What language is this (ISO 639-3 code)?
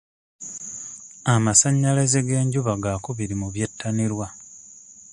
lug